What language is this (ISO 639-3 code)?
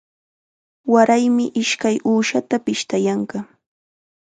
qxa